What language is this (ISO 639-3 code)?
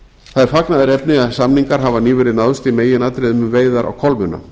isl